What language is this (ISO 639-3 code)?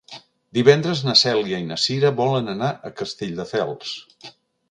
cat